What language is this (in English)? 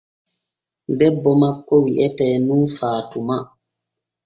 Borgu Fulfulde